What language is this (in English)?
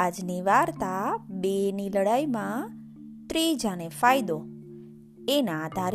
Gujarati